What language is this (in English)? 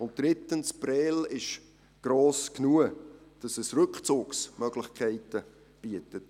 Swiss German